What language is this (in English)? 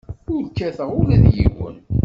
Kabyle